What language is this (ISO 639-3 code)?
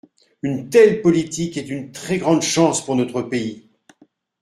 fra